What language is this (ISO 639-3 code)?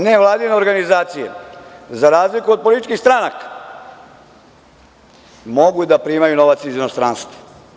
srp